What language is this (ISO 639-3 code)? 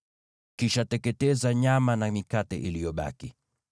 swa